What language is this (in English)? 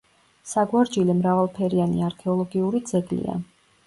Georgian